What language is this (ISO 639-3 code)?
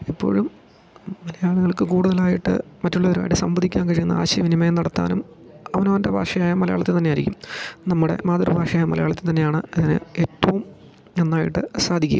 mal